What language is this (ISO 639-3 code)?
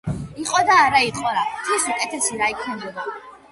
kat